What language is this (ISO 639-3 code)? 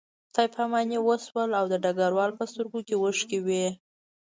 pus